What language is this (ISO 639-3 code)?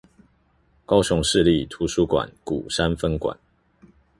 zho